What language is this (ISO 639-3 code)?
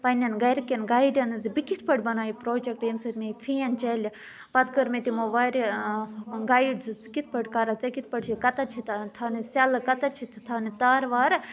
kas